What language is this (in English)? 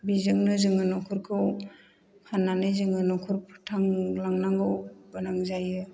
Bodo